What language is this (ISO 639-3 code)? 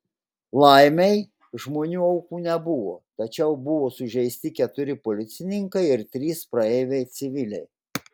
lit